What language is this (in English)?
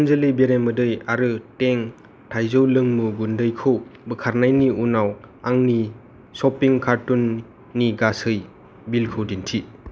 Bodo